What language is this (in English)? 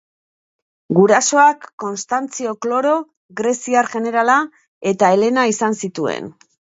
Basque